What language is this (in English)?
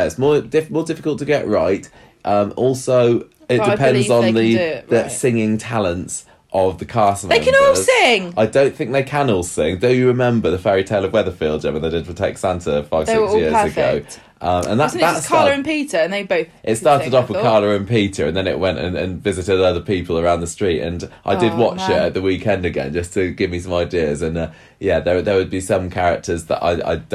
English